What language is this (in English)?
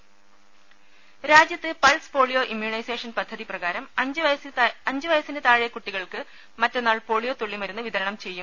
Malayalam